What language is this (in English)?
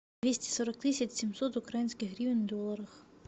Russian